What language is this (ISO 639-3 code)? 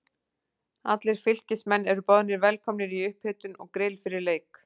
isl